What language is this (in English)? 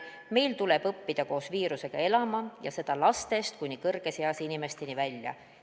Estonian